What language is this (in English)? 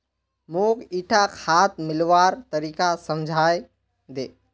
Magahi